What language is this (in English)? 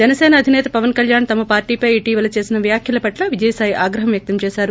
Telugu